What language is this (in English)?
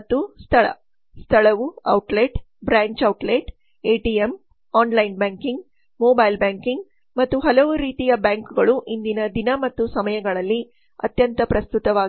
Kannada